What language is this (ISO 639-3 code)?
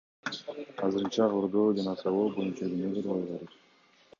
kir